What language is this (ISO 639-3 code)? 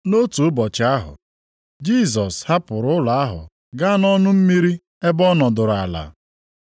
ibo